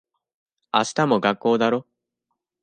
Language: Japanese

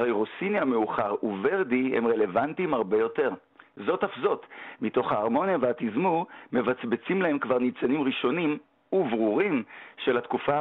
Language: Hebrew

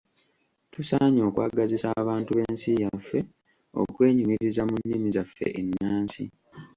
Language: Ganda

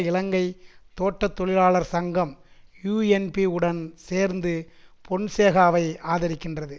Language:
Tamil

